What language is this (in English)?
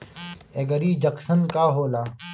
Bhojpuri